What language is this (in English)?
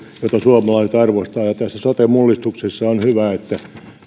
Finnish